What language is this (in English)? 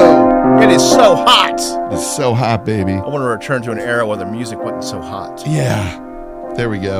English